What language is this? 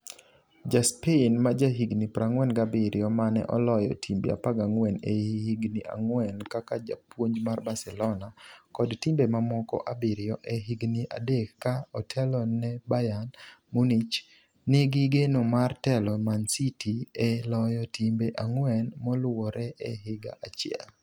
Luo (Kenya and Tanzania)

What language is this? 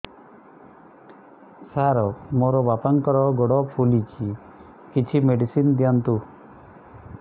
Odia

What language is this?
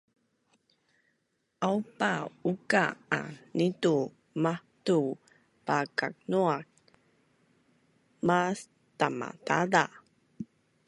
Bunun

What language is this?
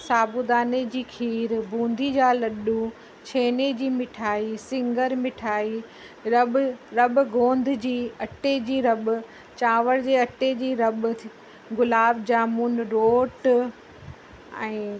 Sindhi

